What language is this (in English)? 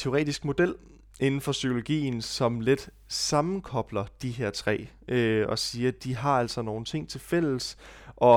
Danish